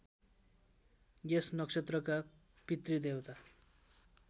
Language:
Nepali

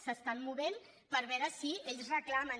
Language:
Catalan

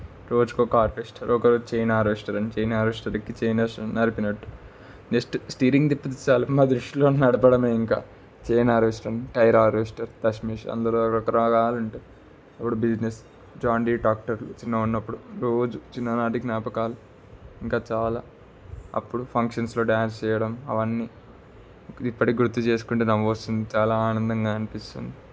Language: Telugu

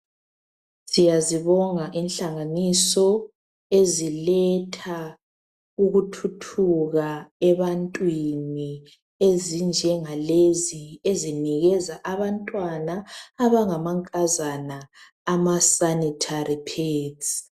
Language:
North Ndebele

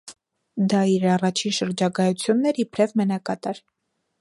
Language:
Armenian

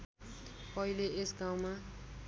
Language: Nepali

